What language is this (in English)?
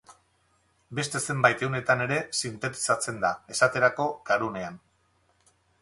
Basque